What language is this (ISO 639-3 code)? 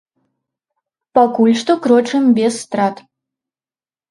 bel